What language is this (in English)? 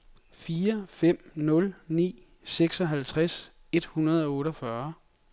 Danish